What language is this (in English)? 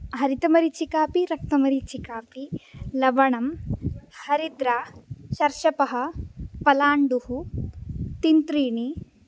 Sanskrit